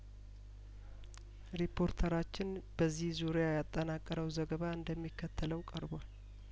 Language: Amharic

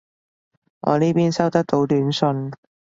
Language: Cantonese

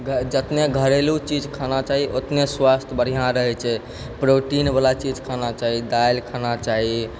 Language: Maithili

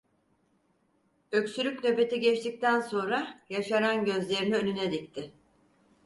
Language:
Turkish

